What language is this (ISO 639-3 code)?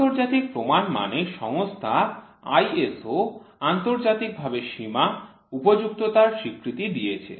ben